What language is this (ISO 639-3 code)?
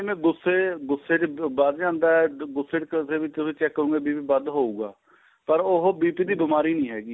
pan